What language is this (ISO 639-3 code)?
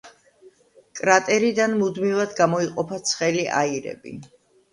kat